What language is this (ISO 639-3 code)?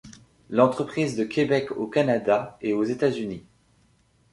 fra